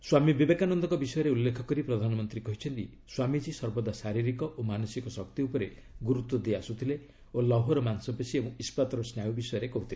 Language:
Odia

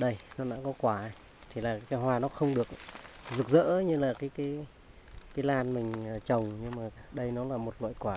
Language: Vietnamese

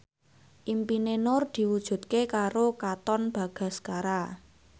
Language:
Javanese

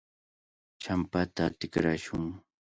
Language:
Cajatambo North Lima Quechua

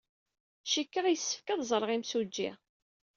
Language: Kabyle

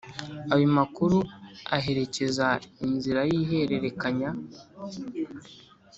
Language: Kinyarwanda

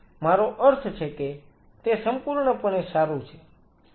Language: Gujarati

